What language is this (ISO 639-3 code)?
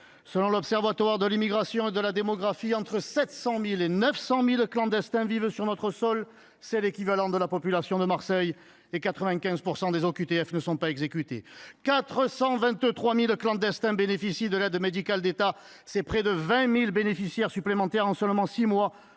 fra